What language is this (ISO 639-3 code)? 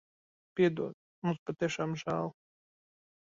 lav